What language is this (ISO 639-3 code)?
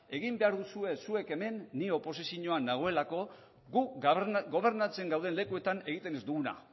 eus